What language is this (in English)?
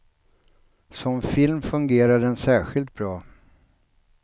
Swedish